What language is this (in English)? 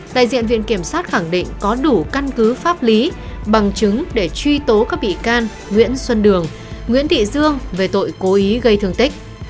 Vietnamese